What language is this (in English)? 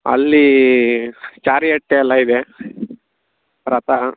Kannada